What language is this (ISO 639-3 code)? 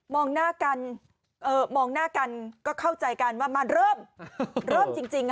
tha